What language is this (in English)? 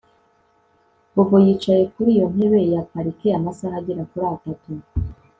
Kinyarwanda